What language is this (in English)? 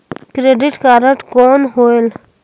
Chhattisgarhi